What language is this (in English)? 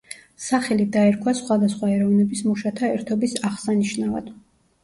Georgian